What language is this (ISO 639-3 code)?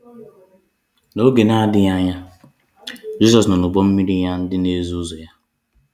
ibo